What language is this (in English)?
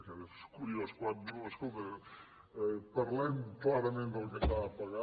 Catalan